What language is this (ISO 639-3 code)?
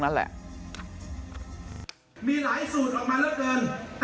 tha